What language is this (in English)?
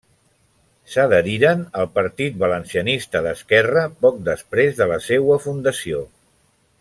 Catalan